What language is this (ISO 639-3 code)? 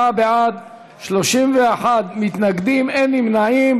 heb